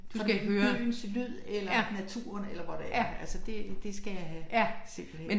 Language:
Danish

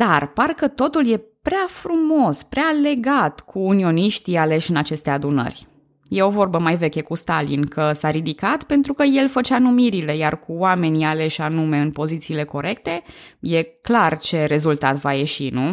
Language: Romanian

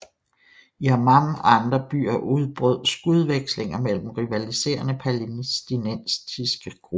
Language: Danish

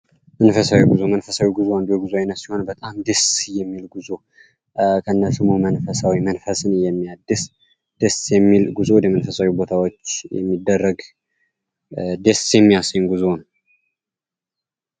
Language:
Amharic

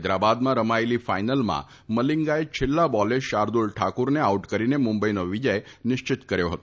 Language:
Gujarati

